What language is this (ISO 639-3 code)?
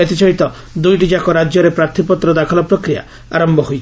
ori